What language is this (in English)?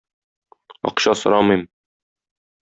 Tatar